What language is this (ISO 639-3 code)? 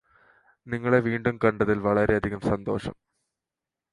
mal